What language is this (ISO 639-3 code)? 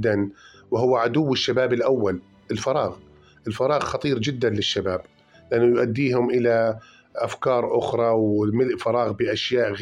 ara